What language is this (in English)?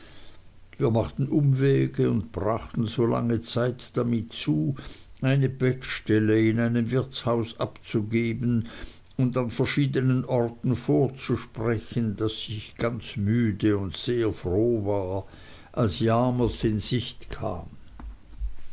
German